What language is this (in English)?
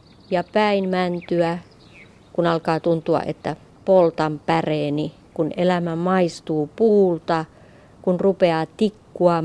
Finnish